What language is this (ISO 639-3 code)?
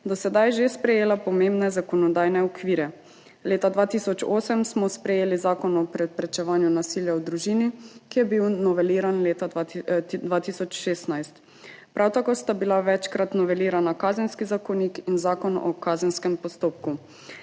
slv